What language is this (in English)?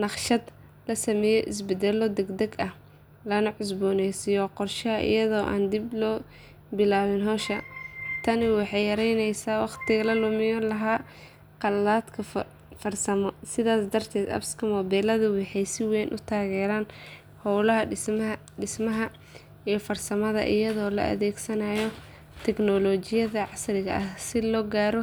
Somali